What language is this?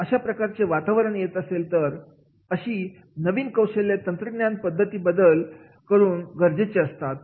Marathi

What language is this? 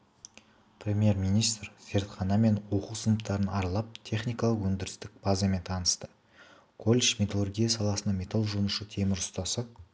Kazakh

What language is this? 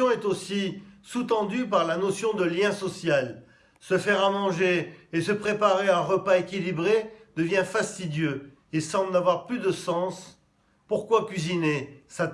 French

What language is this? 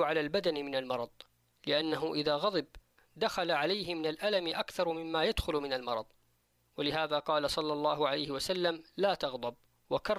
Arabic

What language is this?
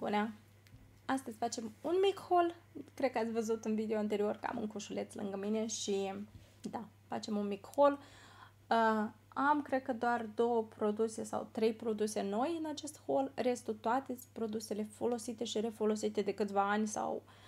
Romanian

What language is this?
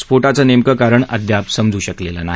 Marathi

